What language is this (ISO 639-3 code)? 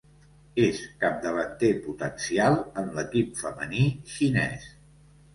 cat